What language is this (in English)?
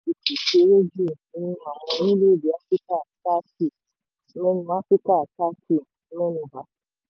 Yoruba